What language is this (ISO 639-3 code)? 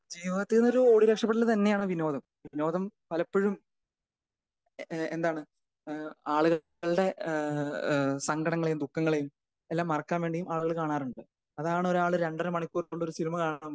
mal